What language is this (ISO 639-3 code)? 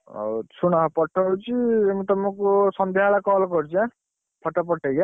ori